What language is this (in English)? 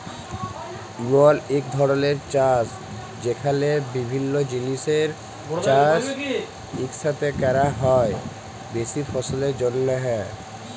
Bangla